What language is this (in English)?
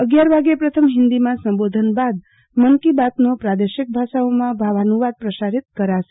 Gujarati